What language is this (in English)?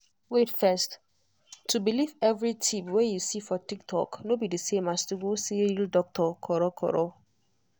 Nigerian Pidgin